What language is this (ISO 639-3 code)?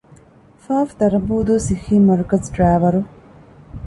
div